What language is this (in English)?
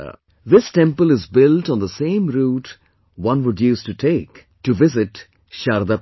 English